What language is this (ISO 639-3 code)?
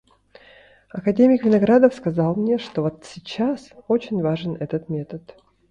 sah